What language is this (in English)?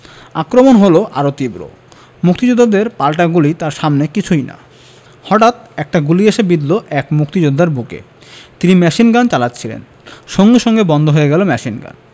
Bangla